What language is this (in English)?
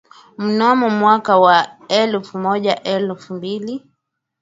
Swahili